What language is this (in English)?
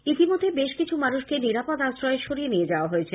Bangla